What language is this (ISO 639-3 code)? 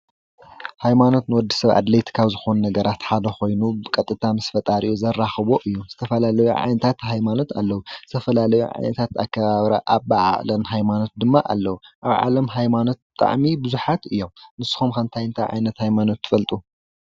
tir